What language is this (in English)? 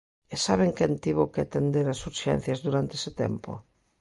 Galician